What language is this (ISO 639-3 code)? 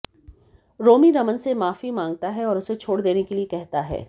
hin